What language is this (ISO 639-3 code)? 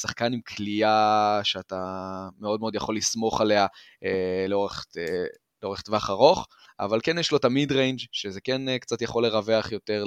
heb